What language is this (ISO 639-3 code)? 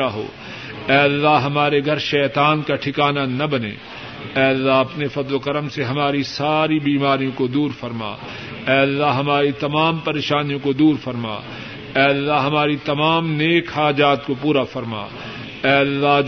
urd